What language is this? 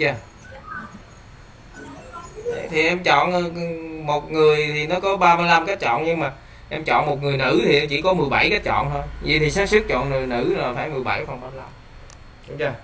Vietnamese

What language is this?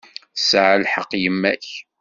Kabyle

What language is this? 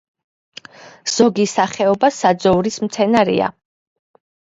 Georgian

